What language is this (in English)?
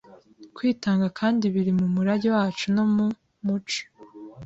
Kinyarwanda